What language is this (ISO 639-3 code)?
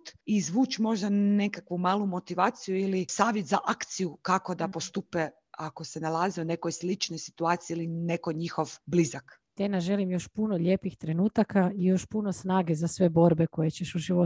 hrv